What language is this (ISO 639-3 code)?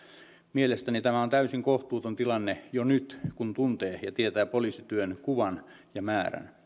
fin